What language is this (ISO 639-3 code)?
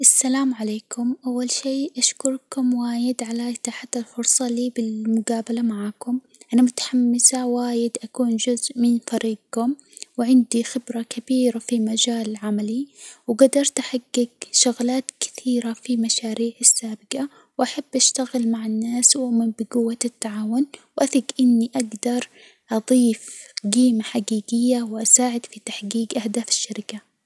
acw